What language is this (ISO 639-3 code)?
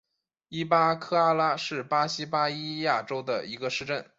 zho